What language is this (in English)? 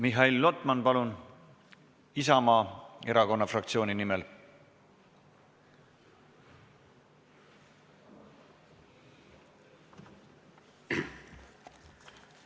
Estonian